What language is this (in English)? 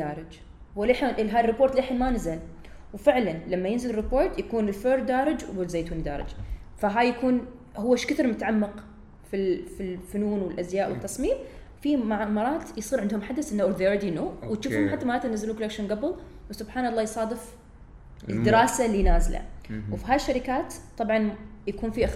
Arabic